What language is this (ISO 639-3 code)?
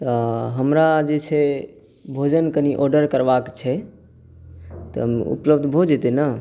mai